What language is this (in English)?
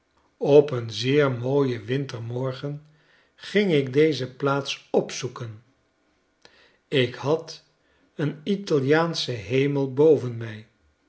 Dutch